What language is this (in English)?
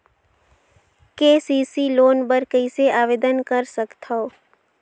Chhattisgarhi